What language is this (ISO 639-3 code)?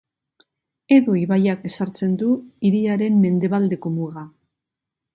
eus